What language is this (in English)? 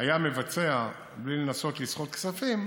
Hebrew